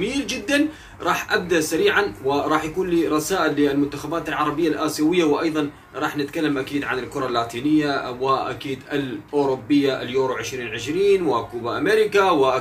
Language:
Arabic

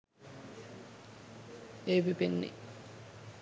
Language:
Sinhala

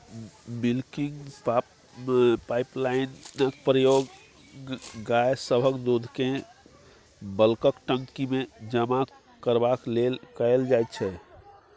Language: Maithili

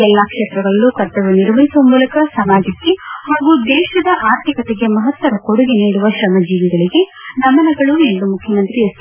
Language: Kannada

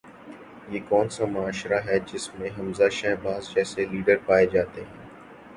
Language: Urdu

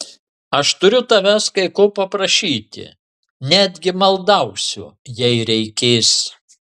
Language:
Lithuanian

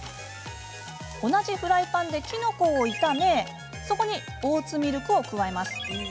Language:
Japanese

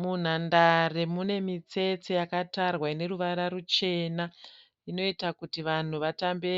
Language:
Shona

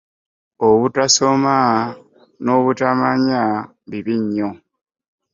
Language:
Ganda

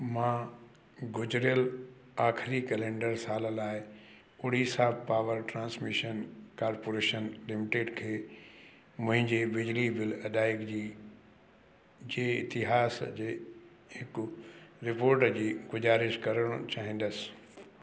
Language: Sindhi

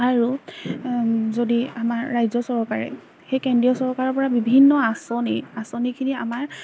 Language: Assamese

